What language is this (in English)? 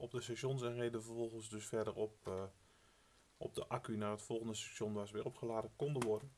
Dutch